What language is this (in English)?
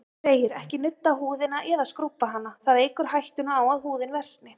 Icelandic